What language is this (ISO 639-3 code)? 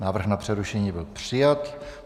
ces